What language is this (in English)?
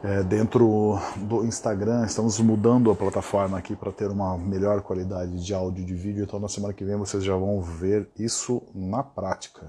Portuguese